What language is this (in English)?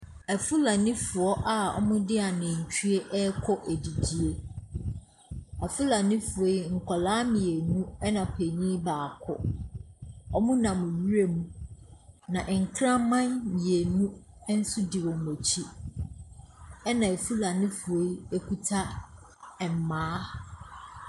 Akan